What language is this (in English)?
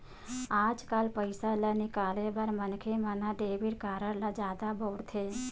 Chhattisgarhi